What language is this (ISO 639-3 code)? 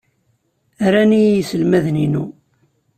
kab